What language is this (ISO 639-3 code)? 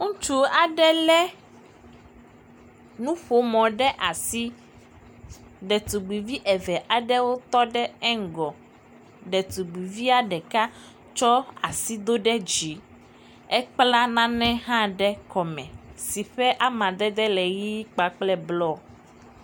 ewe